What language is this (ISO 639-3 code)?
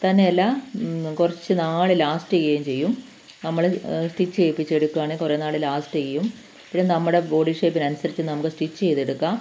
mal